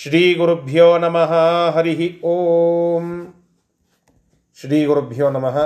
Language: Kannada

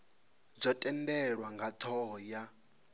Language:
Venda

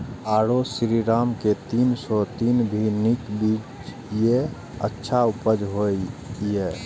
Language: Maithili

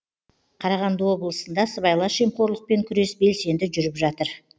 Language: Kazakh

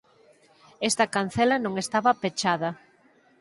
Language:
Galician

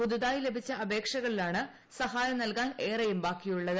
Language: Malayalam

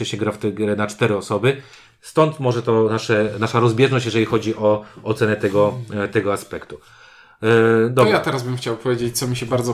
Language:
Polish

